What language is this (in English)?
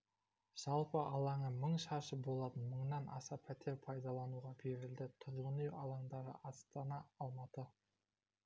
Kazakh